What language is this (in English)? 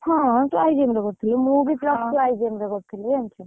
Odia